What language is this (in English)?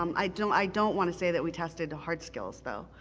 English